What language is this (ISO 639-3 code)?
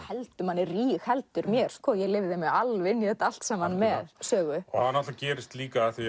isl